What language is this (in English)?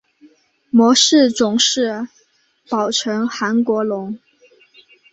Chinese